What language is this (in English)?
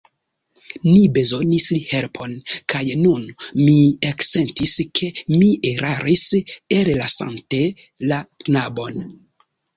Esperanto